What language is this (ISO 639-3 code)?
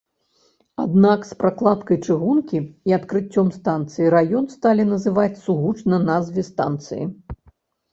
bel